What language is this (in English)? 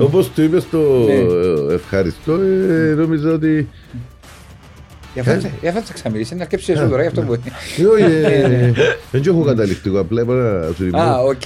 Greek